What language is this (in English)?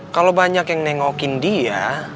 Indonesian